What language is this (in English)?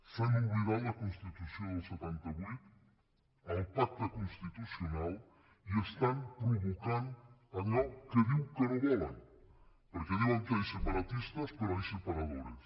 Catalan